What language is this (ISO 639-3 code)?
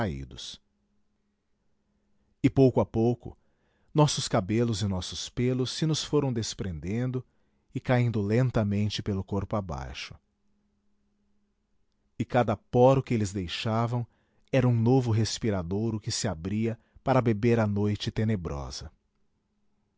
por